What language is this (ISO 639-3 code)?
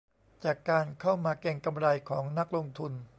tha